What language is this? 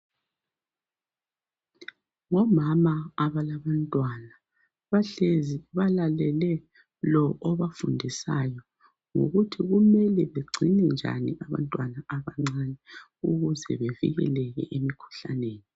North Ndebele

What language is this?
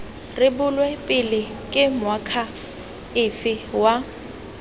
Tswana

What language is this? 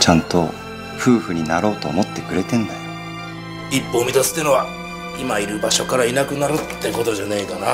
Japanese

